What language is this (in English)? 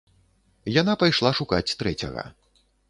Belarusian